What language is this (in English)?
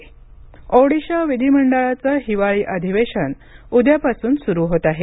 Marathi